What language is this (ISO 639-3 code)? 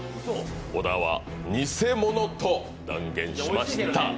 jpn